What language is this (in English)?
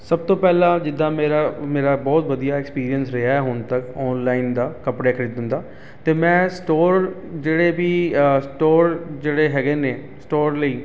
Punjabi